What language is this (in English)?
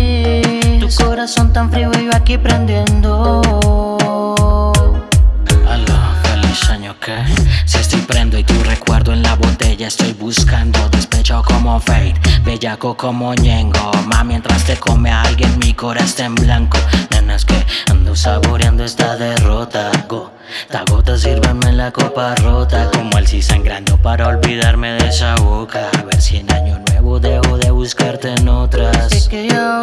Spanish